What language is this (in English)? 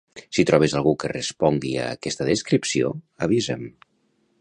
Catalan